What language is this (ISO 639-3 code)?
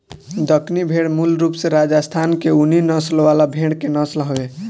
bho